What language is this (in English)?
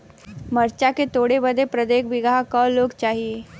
Bhojpuri